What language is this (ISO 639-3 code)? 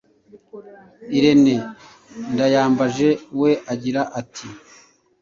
kin